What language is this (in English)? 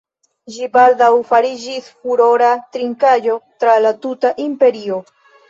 Esperanto